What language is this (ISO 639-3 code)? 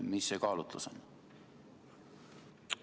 est